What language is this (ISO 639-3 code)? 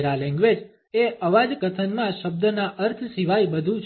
guj